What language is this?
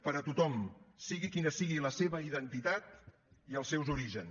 Catalan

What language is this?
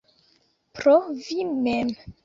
Esperanto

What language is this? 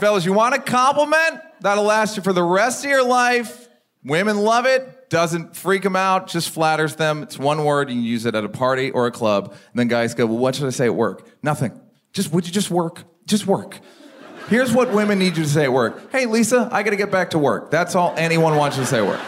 Russian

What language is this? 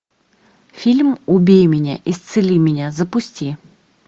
Russian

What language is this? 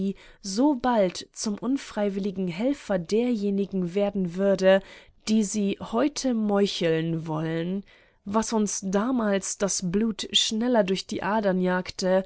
German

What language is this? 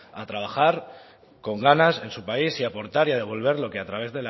Spanish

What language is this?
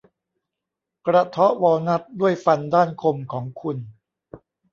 Thai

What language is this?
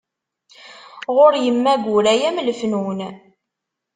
Kabyle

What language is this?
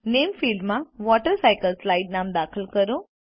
Gujarati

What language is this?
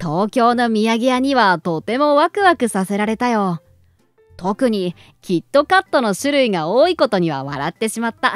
Japanese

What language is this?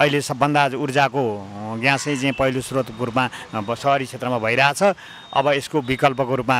Romanian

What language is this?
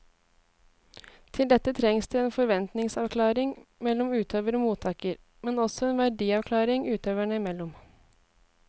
Norwegian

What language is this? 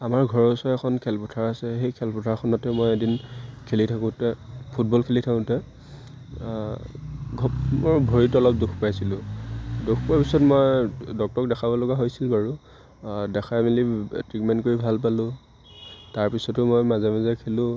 Assamese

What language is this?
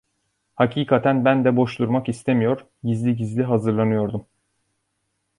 Turkish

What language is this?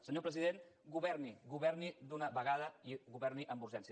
Catalan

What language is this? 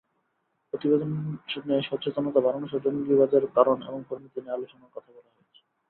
Bangla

